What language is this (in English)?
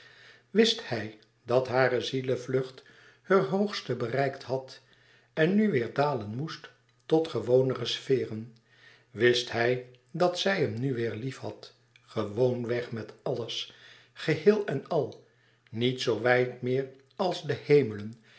Dutch